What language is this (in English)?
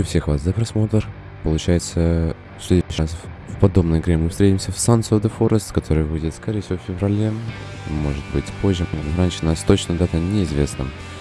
Russian